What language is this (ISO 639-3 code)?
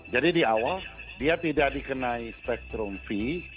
ind